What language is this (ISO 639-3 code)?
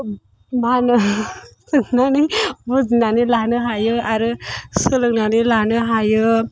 brx